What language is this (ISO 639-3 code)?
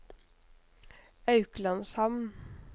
nor